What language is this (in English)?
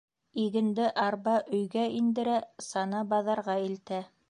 Bashkir